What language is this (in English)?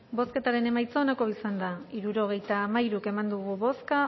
Basque